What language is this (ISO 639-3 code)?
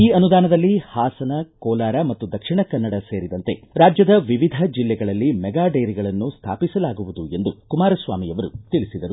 kan